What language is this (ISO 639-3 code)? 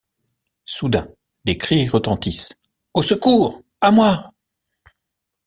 fra